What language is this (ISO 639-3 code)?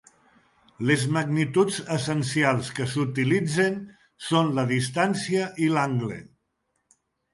cat